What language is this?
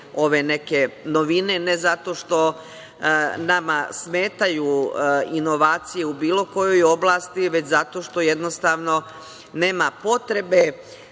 Serbian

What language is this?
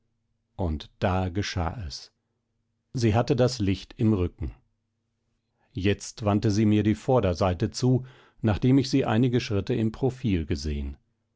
German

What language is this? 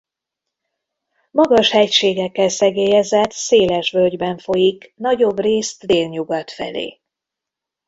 Hungarian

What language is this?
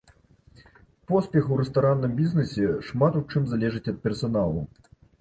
Belarusian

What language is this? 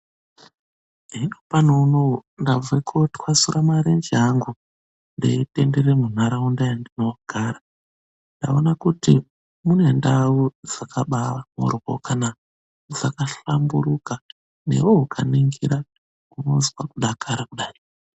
Ndau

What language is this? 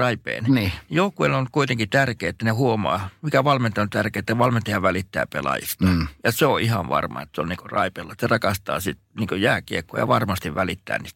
Finnish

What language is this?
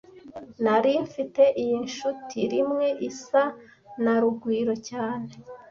Kinyarwanda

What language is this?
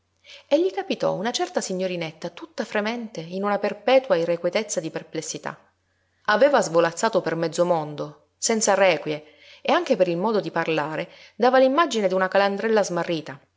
Italian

